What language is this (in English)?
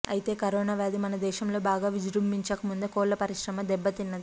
Telugu